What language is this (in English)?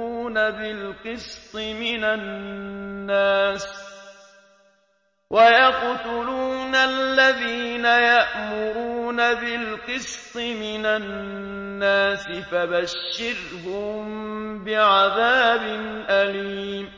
Arabic